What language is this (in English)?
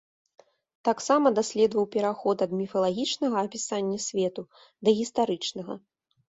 Belarusian